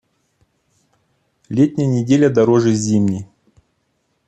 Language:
Russian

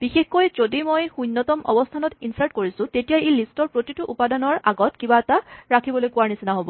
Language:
Assamese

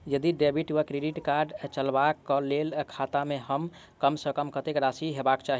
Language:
Maithili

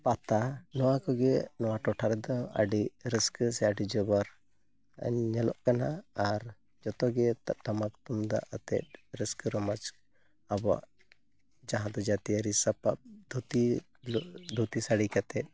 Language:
Santali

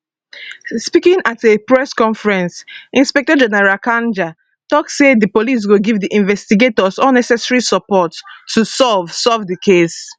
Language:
Nigerian Pidgin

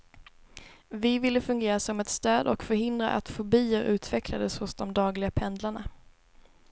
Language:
Swedish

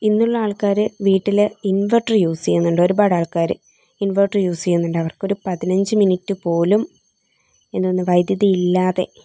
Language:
Malayalam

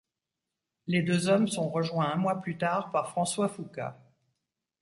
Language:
French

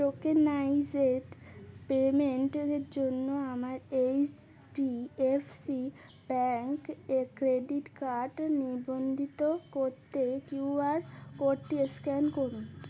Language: Bangla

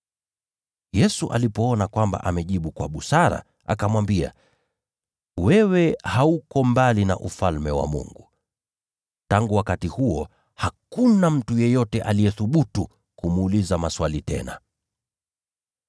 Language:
Swahili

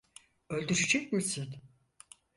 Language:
Turkish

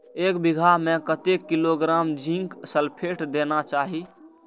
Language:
Maithili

